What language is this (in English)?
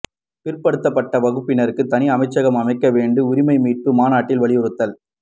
Tamil